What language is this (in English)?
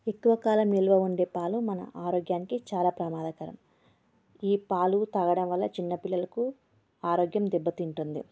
Telugu